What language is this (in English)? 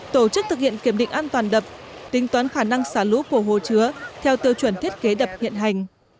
Vietnamese